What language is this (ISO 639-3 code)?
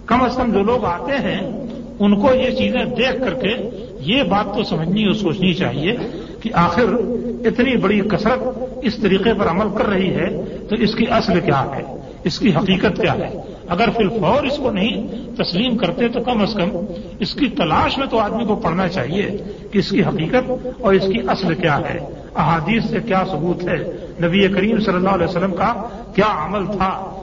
urd